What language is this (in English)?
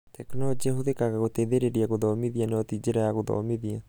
Kikuyu